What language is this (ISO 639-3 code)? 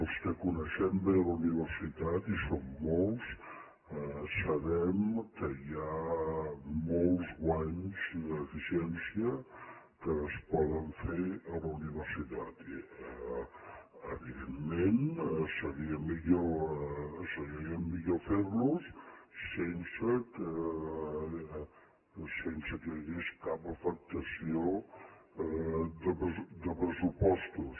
cat